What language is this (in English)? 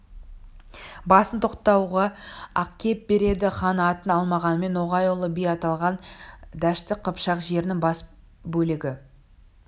Kazakh